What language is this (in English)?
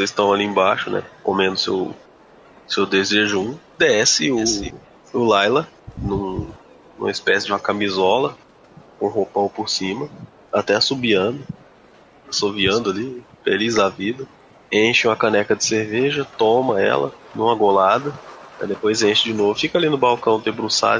Portuguese